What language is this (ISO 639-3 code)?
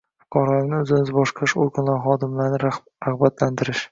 uzb